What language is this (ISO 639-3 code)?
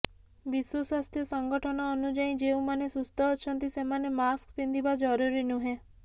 ori